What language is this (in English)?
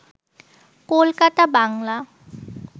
Bangla